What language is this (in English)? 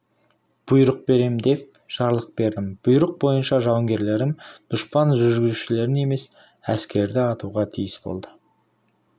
Kazakh